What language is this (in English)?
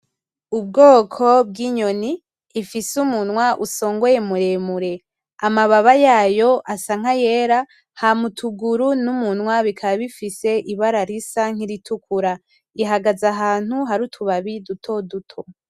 Rundi